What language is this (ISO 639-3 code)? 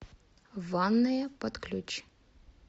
rus